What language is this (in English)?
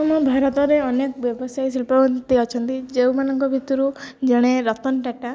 Odia